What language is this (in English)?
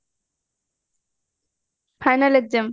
Odia